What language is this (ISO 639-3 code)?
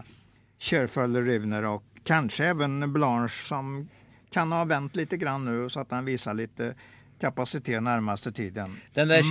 swe